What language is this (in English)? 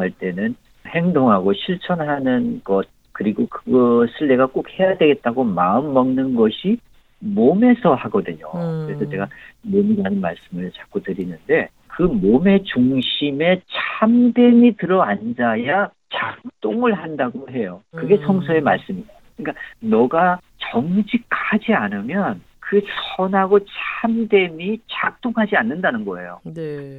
Korean